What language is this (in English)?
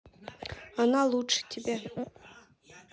Russian